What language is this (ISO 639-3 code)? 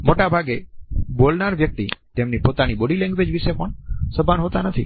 guj